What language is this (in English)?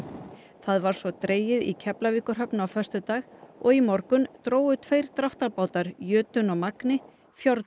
Icelandic